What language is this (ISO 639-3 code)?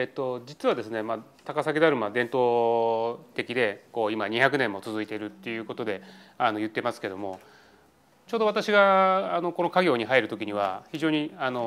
jpn